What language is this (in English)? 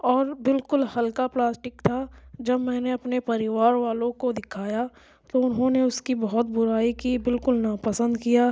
Urdu